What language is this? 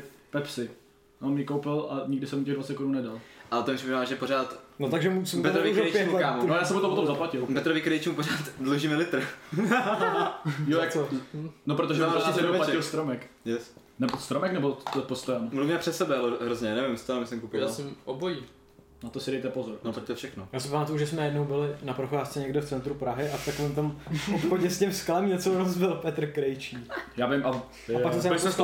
Czech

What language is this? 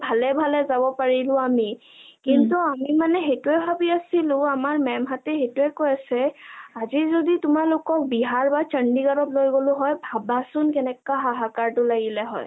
Assamese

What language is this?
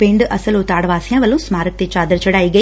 Punjabi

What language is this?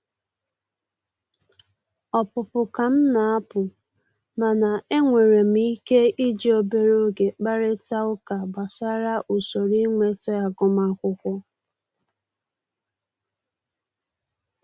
Igbo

